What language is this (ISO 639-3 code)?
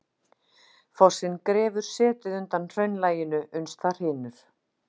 isl